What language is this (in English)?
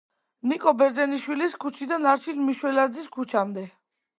Georgian